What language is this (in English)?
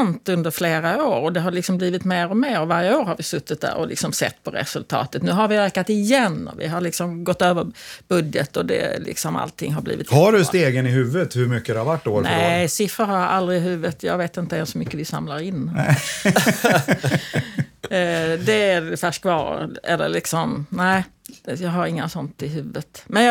Swedish